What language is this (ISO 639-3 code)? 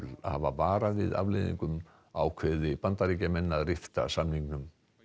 isl